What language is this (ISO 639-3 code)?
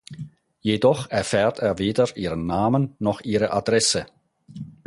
deu